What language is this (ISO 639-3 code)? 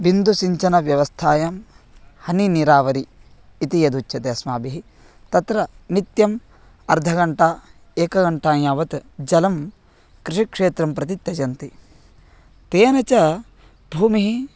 san